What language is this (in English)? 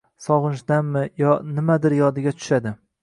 Uzbek